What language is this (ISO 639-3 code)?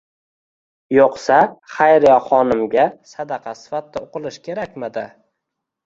uzb